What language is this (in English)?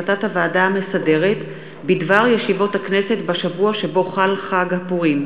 Hebrew